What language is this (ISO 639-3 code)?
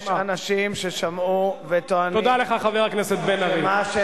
heb